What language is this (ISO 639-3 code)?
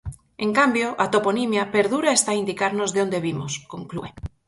glg